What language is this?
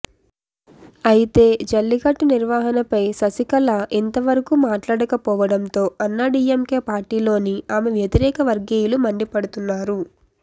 Telugu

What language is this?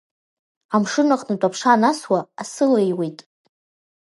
Abkhazian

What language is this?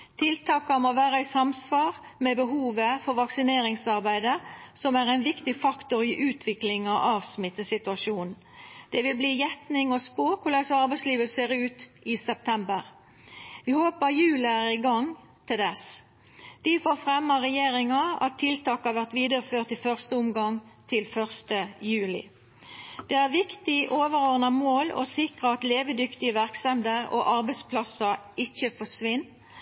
Norwegian Nynorsk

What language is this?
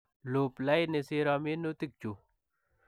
Kalenjin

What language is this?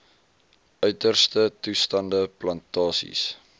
Afrikaans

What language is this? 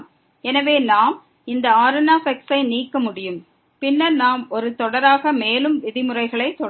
Tamil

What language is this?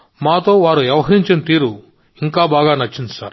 Telugu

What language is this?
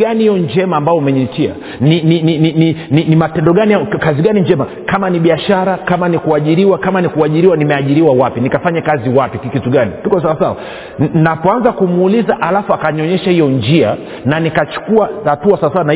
Swahili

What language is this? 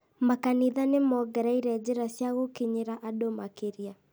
Kikuyu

